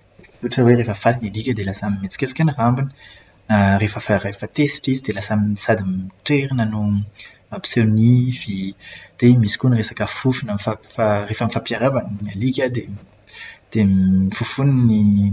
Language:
Malagasy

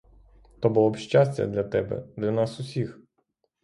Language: Ukrainian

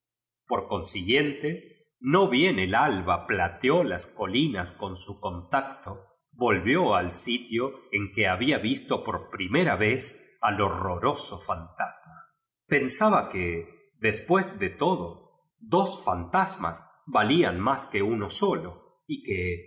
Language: Spanish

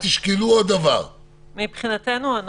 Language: Hebrew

